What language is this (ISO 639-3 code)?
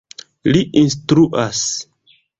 epo